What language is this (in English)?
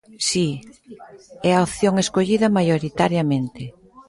Galician